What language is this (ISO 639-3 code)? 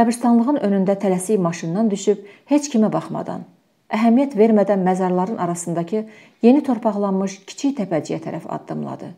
tur